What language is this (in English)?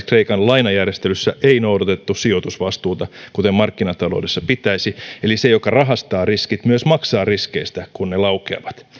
Finnish